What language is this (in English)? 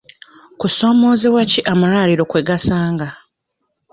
Ganda